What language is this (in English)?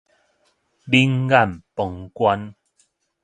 Min Nan Chinese